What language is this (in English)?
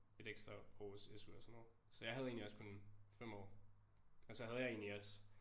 Danish